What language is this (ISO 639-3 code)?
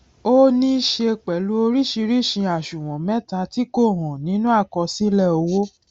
yor